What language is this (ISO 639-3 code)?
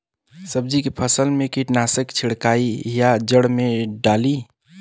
bho